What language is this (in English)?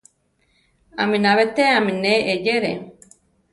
Central Tarahumara